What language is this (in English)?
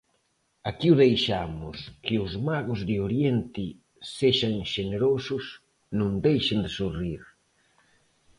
Galician